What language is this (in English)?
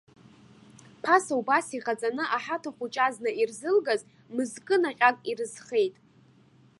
Abkhazian